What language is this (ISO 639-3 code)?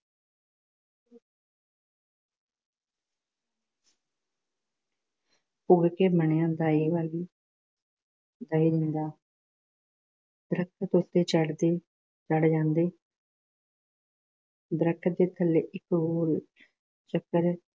pan